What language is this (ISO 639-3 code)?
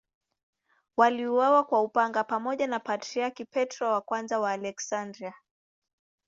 swa